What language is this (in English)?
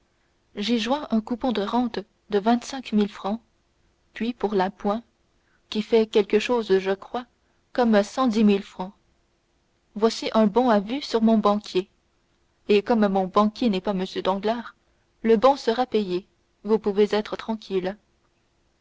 French